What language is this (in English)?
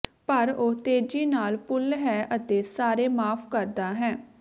Punjabi